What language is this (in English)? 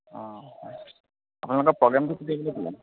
Assamese